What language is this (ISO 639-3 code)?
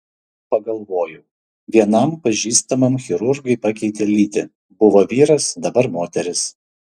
lit